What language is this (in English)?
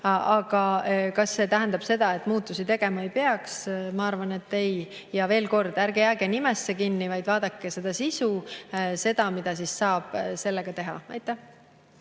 Estonian